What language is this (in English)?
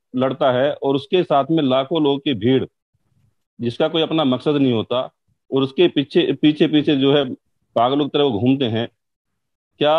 Hindi